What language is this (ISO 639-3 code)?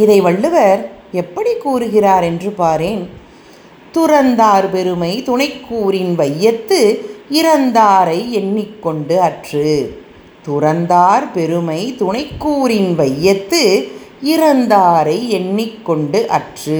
tam